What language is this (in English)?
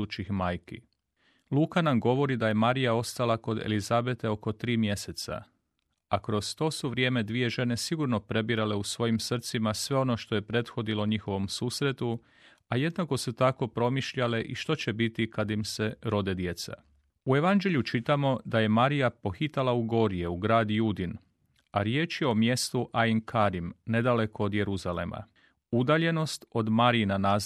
Croatian